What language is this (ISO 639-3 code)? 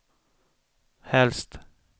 swe